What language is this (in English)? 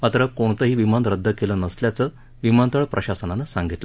Marathi